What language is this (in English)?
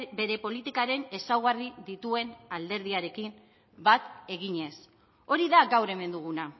Basque